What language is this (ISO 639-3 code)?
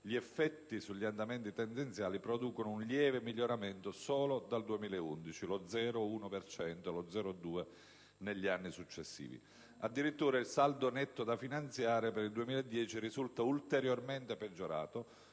ita